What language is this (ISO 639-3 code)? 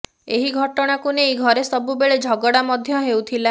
ori